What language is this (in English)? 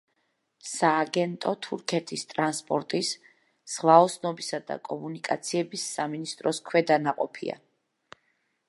Georgian